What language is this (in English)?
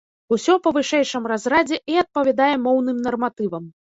Belarusian